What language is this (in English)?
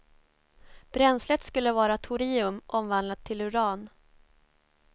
Swedish